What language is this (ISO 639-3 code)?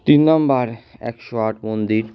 ben